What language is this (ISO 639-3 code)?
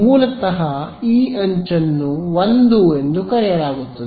kan